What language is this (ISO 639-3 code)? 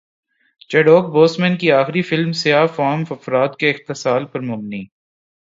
urd